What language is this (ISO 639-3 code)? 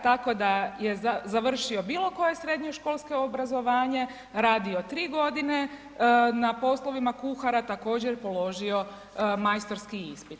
hrv